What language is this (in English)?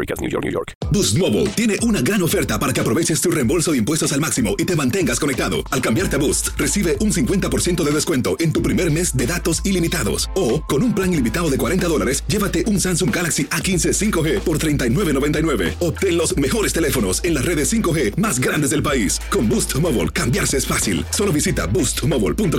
Spanish